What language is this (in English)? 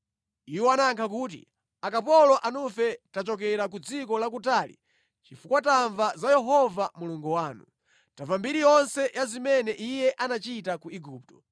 Nyanja